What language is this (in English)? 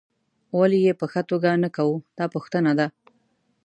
Pashto